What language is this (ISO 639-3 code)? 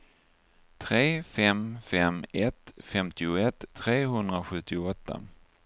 swe